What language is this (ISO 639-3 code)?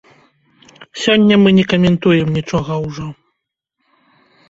bel